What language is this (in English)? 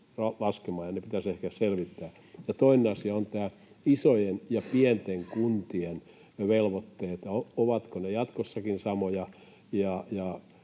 Finnish